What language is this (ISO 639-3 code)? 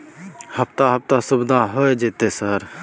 mai